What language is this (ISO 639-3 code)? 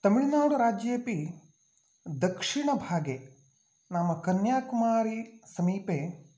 san